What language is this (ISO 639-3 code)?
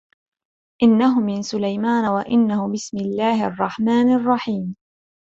ara